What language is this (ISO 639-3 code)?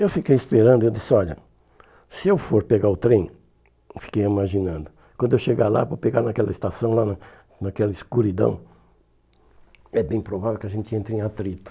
por